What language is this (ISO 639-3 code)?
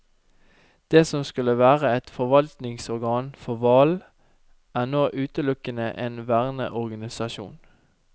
nor